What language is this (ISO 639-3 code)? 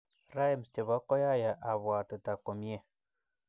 kln